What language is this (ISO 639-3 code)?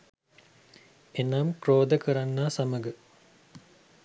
sin